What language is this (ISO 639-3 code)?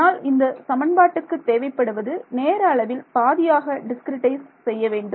tam